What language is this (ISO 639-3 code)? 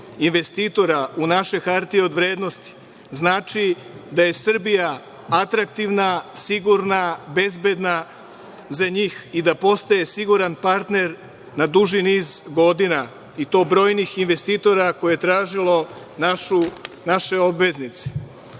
srp